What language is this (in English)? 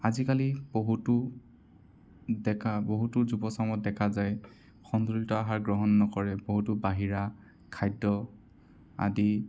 Assamese